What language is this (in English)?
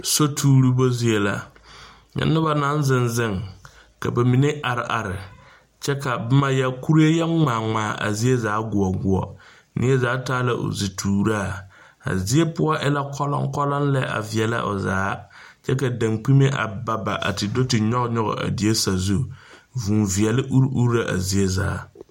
Southern Dagaare